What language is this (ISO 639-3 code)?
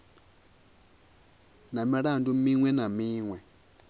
ven